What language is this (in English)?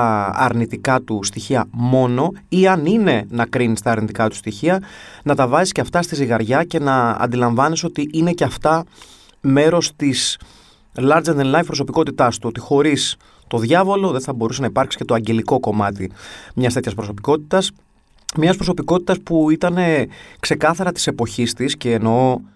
Greek